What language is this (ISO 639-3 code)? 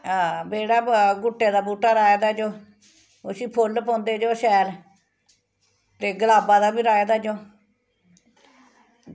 doi